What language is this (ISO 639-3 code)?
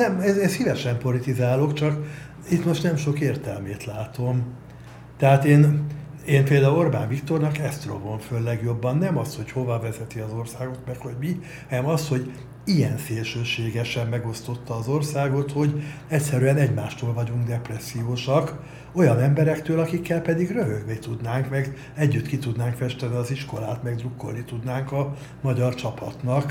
hun